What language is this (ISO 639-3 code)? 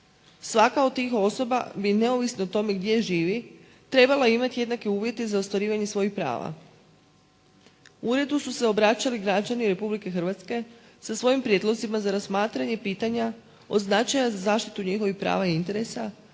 hrv